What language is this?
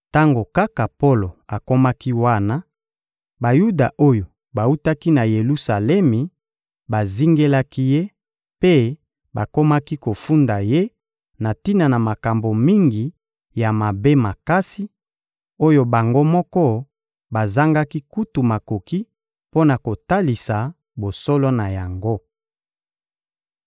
Lingala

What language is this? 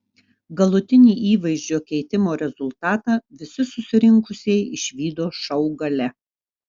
Lithuanian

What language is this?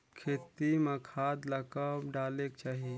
Chhattisgarhi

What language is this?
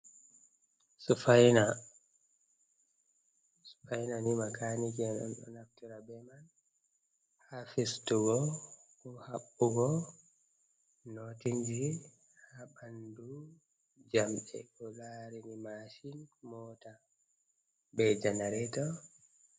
Fula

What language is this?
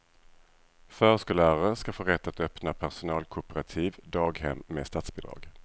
Swedish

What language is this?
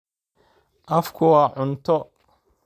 Somali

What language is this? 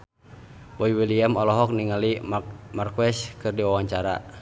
Sundanese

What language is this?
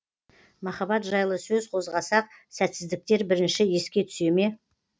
Kazakh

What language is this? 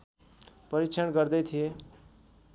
Nepali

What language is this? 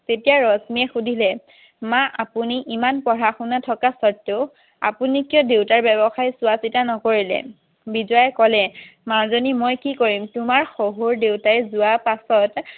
Assamese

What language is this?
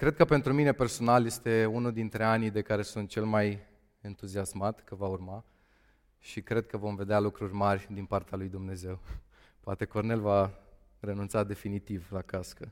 Romanian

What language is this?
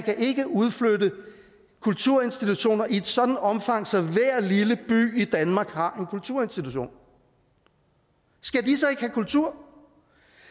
Danish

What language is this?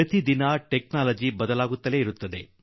Kannada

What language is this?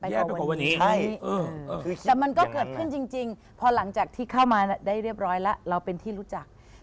Thai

